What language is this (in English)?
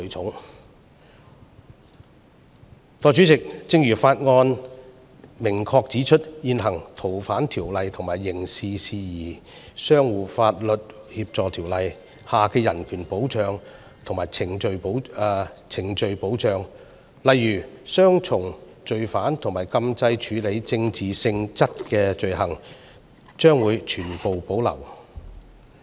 Cantonese